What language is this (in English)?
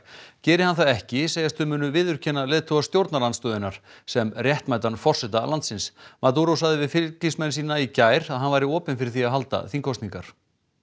Icelandic